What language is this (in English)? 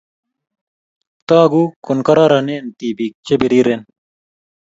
Kalenjin